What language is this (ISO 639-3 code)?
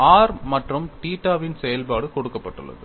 tam